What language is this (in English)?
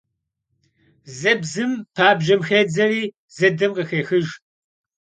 Kabardian